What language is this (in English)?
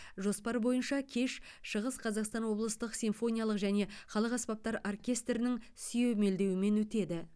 Kazakh